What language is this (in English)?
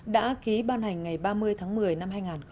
Vietnamese